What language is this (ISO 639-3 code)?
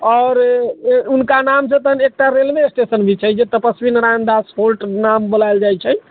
mai